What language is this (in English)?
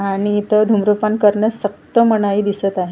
Marathi